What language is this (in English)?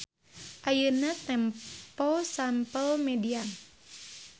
Sundanese